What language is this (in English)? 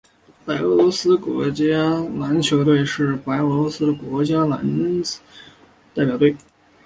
Chinese